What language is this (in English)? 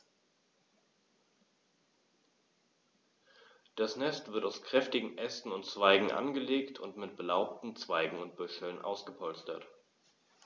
German